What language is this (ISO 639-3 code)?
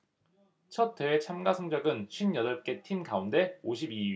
kor